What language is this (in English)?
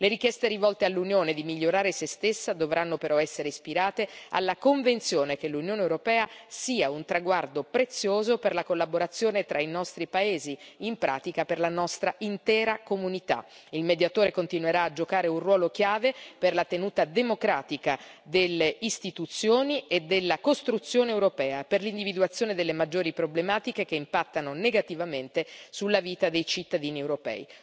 Italian